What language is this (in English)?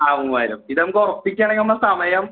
Malayalam